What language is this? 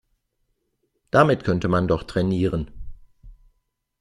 German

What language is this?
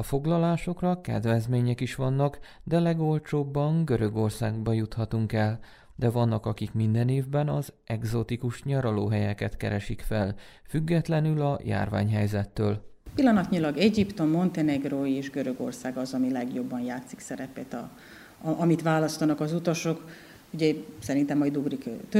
Hungarian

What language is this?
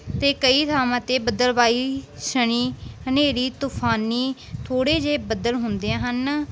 Punjabi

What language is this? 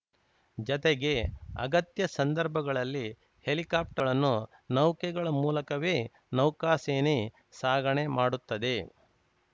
Kannada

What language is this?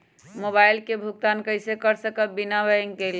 Magahi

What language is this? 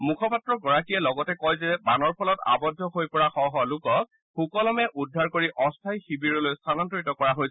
Assamese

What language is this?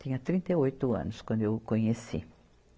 Portuguese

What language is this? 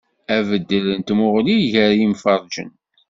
Kabyle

